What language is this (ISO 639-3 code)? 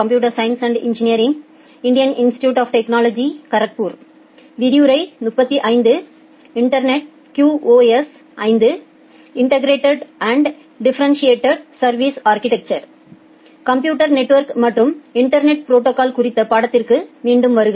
tam